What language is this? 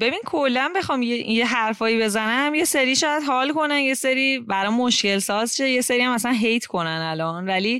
Persian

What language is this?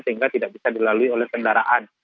Indonesian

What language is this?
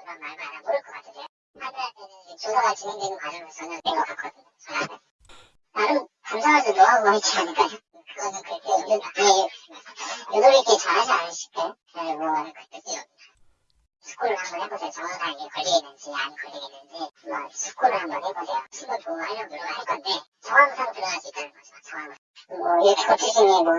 Korean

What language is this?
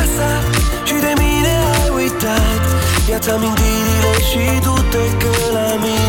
Romanian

